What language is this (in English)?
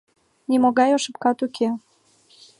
Mari